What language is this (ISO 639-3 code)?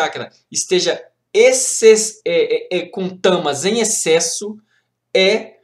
por